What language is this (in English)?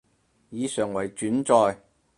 Cantonese